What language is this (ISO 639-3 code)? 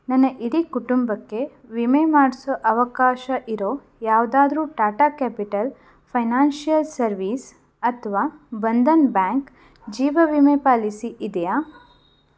kan